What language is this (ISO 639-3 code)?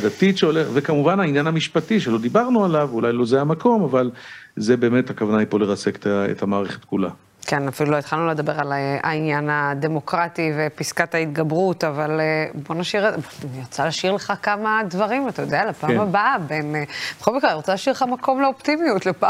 heb